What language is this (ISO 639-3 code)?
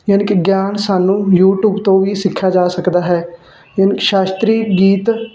pan